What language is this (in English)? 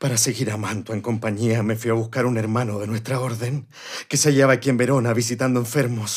Spanish